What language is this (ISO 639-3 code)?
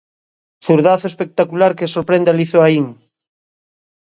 glg